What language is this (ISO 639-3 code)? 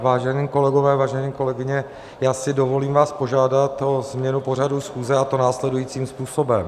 ces